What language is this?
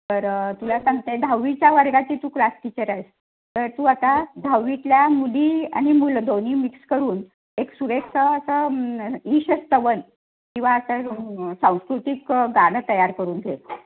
Marathi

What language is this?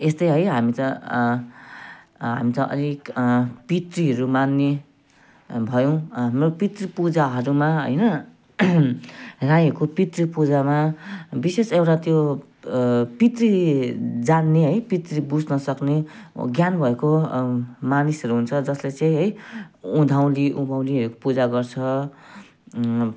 Nepali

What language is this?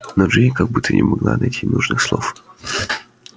Russian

